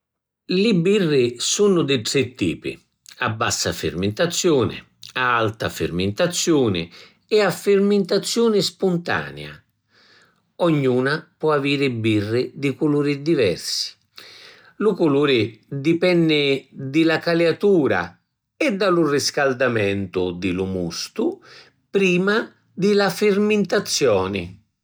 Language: Sicilian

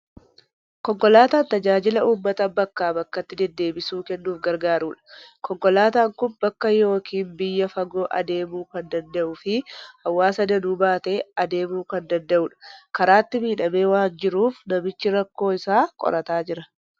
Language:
Oromo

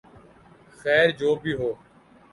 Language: Urdu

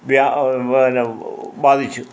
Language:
Malayalam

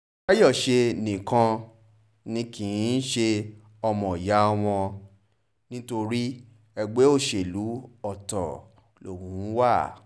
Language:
Yoruba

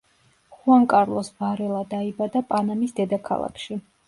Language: Georgian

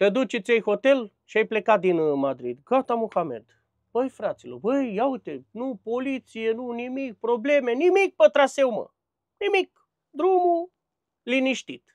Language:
Romanian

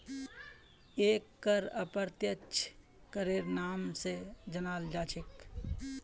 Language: Magahi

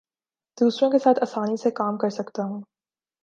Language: Urdu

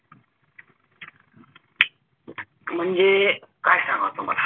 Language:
Marathi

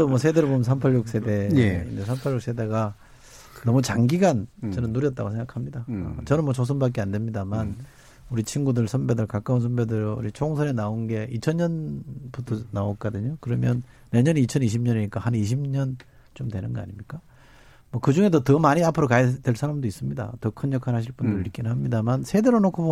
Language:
Korean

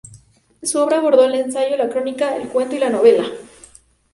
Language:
Spanish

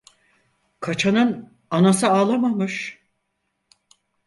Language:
Turkish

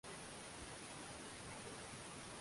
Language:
Swahili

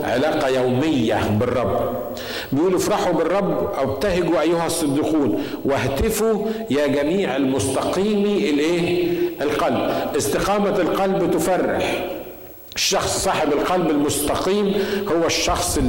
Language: Arabic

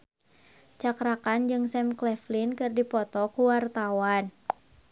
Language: Sundanese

